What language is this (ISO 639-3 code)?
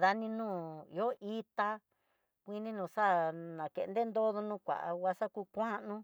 mtx